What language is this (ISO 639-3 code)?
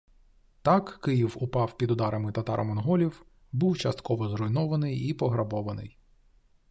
ukr